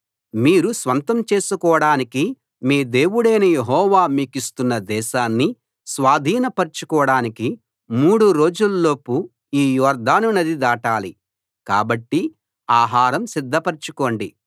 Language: Telugu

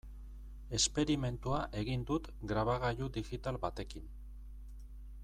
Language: Basque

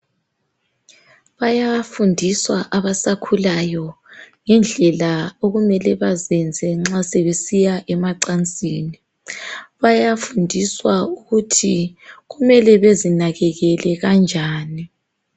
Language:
North Ndebele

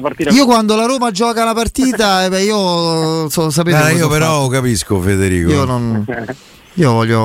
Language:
Italian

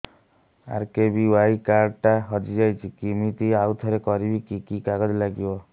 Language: Odia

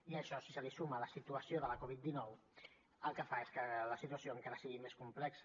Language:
Catalan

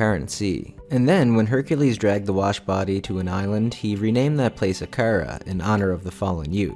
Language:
English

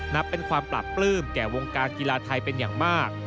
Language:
Thai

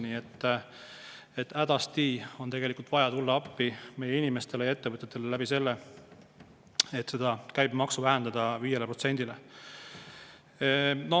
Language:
Estonian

